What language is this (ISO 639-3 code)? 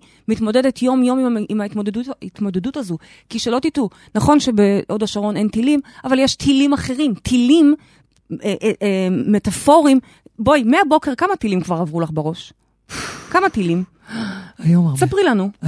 heb